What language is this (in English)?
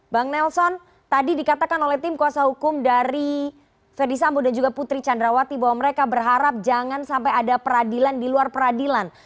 Indonesian